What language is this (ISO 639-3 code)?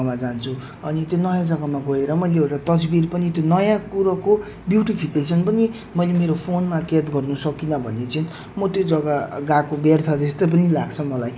nep